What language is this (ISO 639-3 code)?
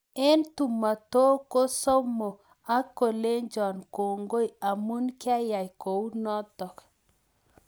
kln